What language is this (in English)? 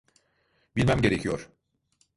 Turkish